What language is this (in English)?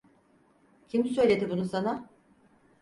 Turkish